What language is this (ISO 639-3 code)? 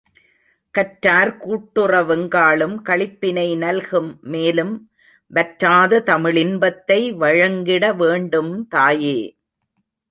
tam